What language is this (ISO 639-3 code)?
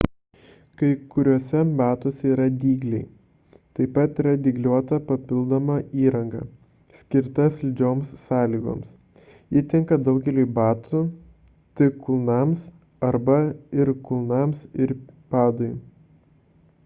lit